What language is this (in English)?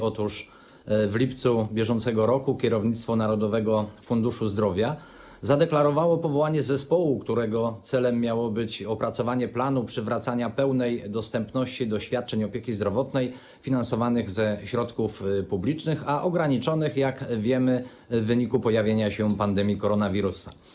Polish